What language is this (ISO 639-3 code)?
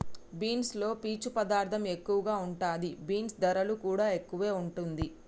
tel